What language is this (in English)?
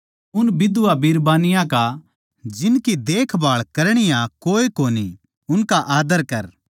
Haryanvi